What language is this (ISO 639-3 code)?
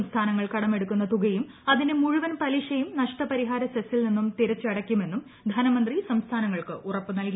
mal